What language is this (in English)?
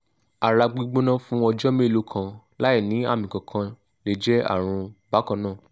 Yoruba